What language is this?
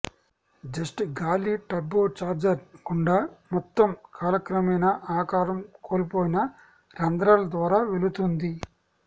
Telugu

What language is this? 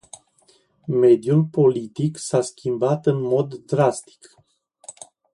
Romanian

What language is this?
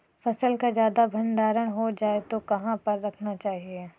Hindi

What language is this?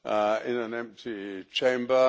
English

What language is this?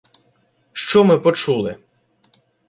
Ukrainian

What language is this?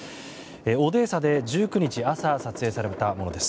Japanese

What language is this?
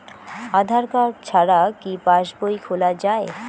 Bangla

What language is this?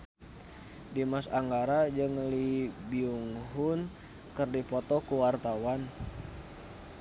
Sundanese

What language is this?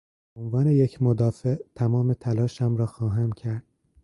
Persian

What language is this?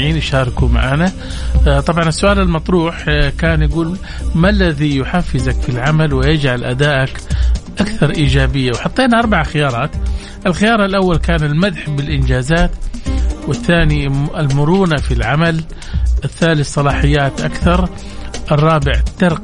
Arabic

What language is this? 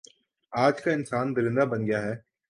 Urdu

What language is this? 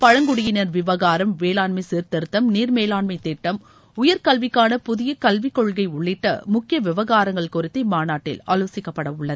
Tamil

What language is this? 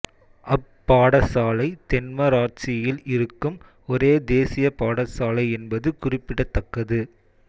Tamil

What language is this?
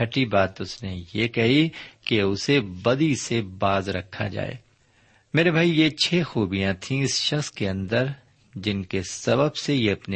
Urdu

